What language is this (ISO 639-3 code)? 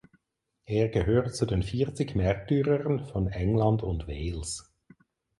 deu